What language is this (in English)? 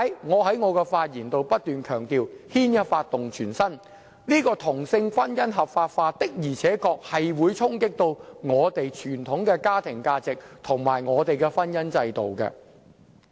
Cantonese